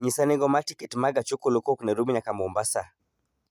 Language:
Luo (Kenya and Tanzania)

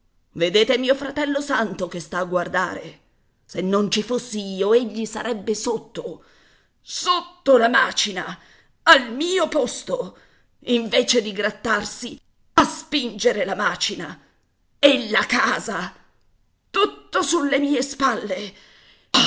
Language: Italian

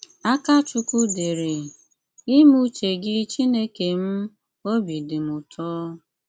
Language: Igbo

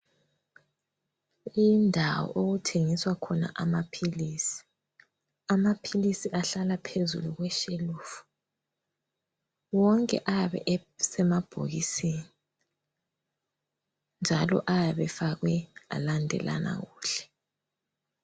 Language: North Ndebele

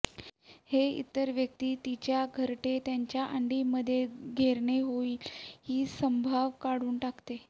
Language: Marathi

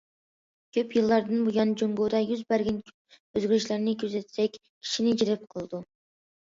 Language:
Uyghur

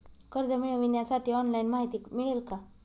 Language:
Marathi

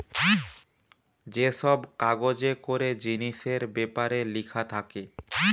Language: Bangla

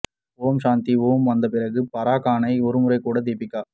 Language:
Tamil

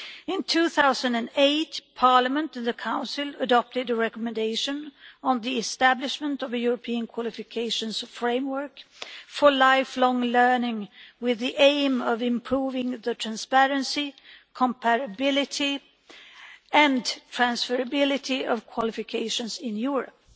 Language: English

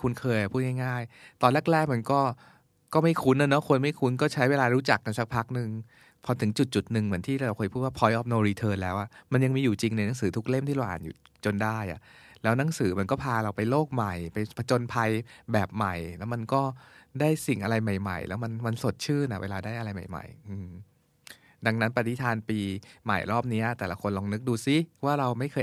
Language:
Thai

